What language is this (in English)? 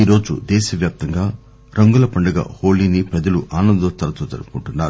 Telugu